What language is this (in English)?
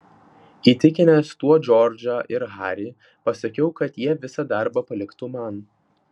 Lithuanian